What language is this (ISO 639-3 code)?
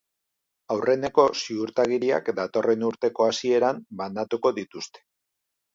eus